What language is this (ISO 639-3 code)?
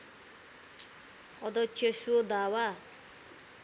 nep